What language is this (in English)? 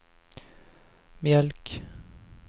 Swedish